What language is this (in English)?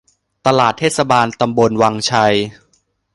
Thai